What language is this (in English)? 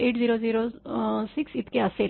Marathi